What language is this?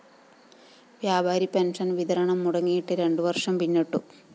Malayalam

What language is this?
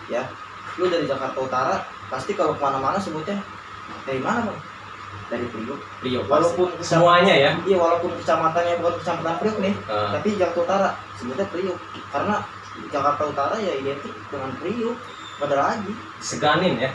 Indonesian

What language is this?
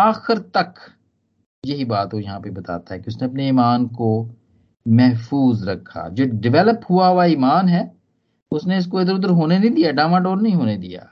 Hindi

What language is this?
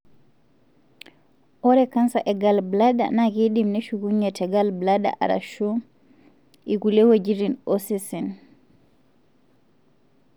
Masai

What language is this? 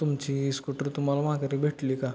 Marathi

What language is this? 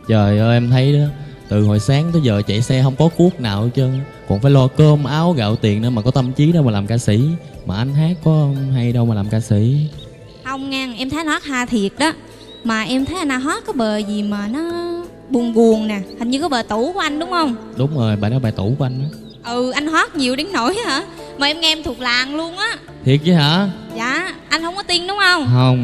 Vietnamese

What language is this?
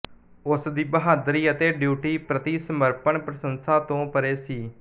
Punjabi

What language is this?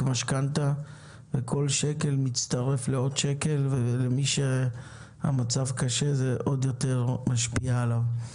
Hebrew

